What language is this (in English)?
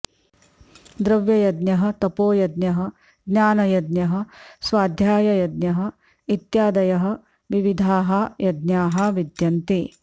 Sanskrit